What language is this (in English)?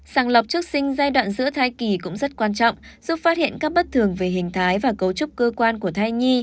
Vietnamese